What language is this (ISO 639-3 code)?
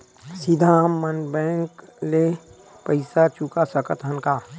hne